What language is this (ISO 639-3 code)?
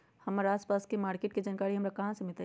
mag